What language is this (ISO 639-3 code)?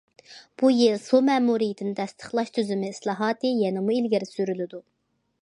uig